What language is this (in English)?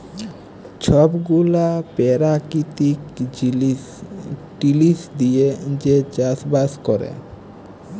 Bangla